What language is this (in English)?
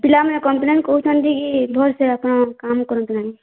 Odia